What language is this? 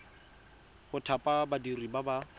Tswana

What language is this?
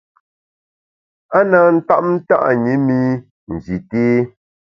Bamun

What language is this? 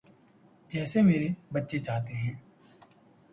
Urdu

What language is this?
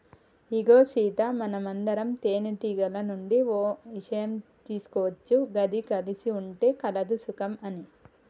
Telugu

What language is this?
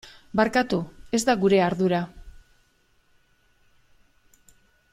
Basque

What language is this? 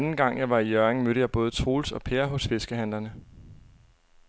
Danish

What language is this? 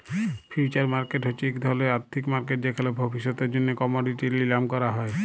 Bangla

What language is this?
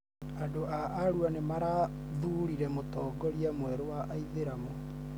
Kikuyu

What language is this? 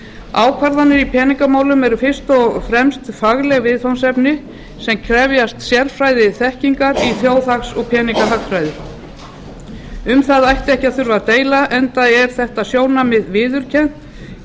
Icelandic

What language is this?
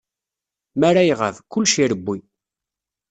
Kabyle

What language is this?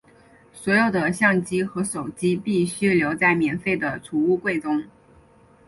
Chinese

